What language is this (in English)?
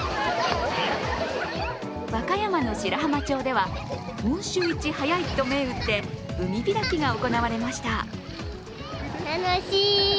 Japanese